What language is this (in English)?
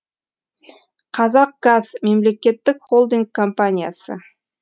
Kazakh